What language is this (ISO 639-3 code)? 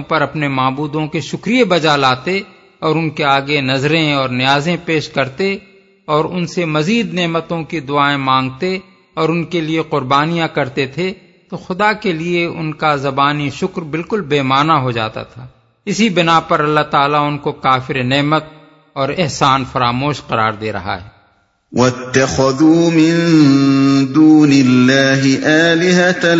urd